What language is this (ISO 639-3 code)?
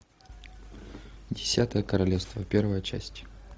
rus